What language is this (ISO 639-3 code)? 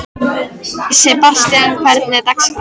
isl